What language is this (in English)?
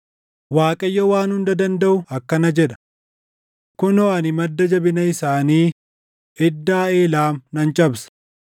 Oromo